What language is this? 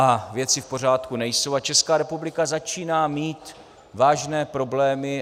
Czech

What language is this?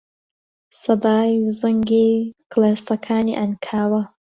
Central Kurdish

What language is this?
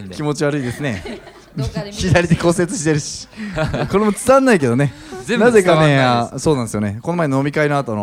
Japanese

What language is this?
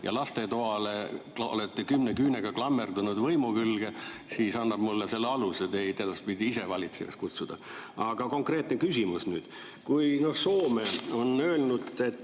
Estonian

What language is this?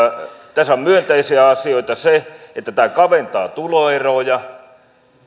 Finnish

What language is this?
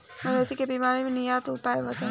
Bhojpuri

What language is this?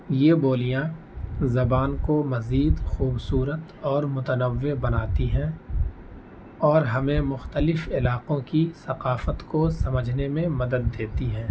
Urdu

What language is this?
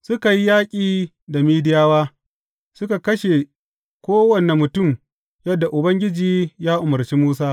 Hausa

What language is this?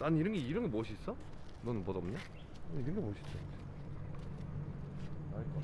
Korean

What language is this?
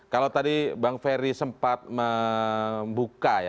Indonesian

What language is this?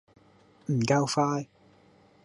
Cantonese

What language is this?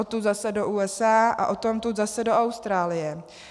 Czech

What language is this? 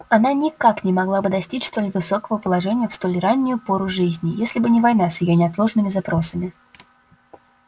Russian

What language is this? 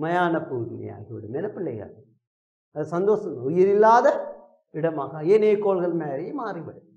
Tamil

